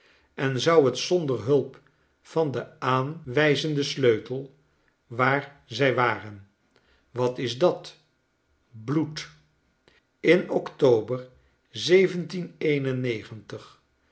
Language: Dutch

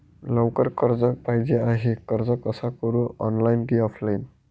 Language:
Marathi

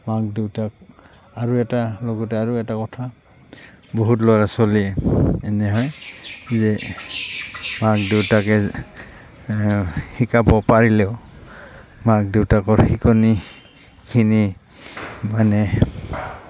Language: Assamese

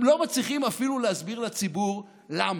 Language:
Hebrew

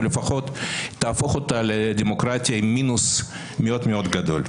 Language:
Hebrew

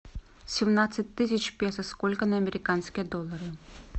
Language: Russian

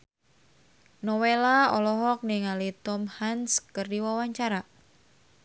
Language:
Sundanese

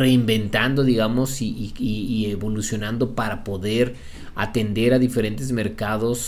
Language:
Spanish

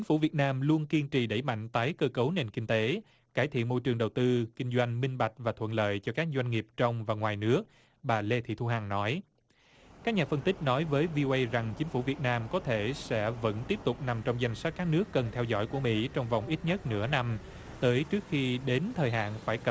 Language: Vietnamese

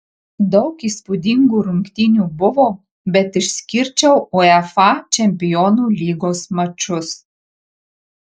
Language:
Lithuanian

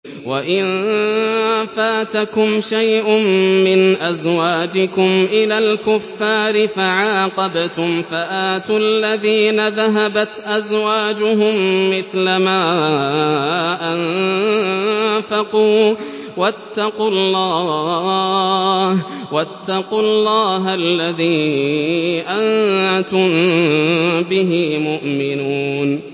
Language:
Arabic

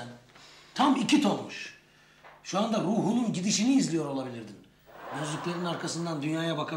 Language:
Turkish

